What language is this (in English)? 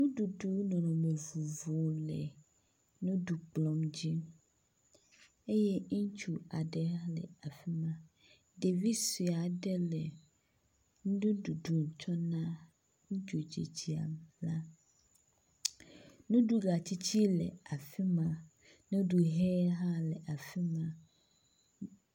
Ewe